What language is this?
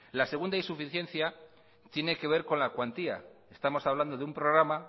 Spanish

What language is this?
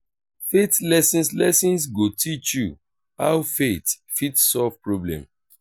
Nigerian Pidgin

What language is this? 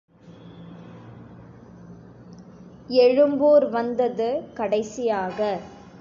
Tamil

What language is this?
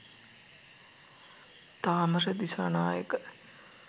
Sinhala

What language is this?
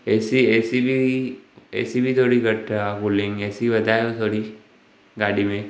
Sindhi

